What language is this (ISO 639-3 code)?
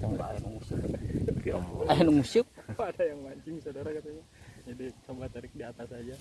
ind